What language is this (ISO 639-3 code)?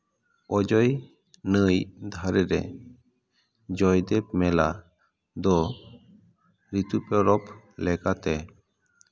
sat